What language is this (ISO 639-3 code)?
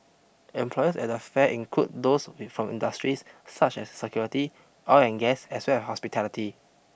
eng